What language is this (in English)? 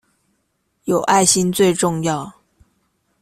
Chinese